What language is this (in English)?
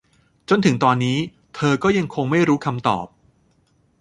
Thai